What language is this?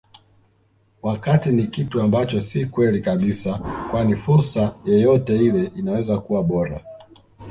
Swahili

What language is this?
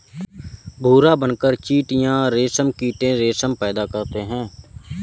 Hindi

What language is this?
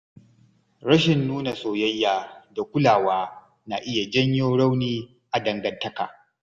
Hausa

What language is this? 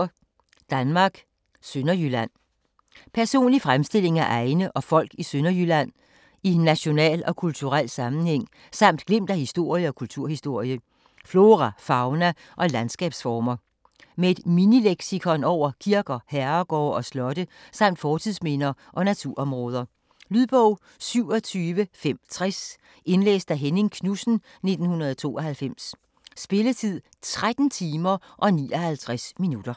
Danish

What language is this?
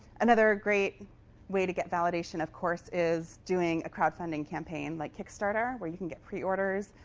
English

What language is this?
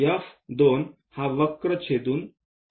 Marathi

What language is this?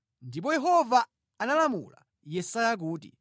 Nyanja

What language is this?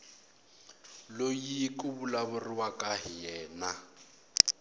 Tsonga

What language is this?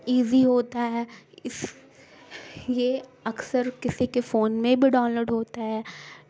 Urdu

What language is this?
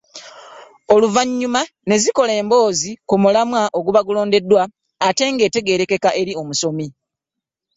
Ganda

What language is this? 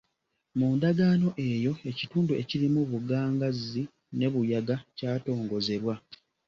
Ganda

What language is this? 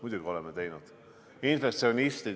Estonian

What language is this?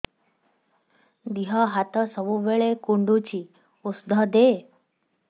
Odia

